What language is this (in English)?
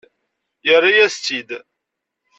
Kabyle